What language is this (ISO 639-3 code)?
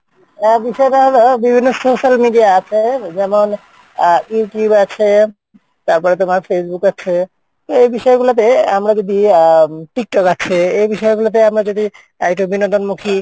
ben